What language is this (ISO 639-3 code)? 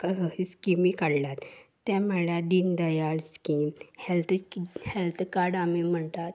kok